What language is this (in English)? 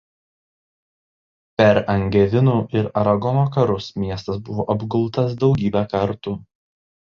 Lithuanian